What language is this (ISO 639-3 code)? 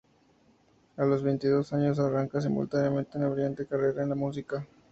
spa